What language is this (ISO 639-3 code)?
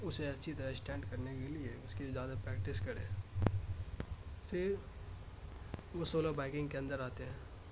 urd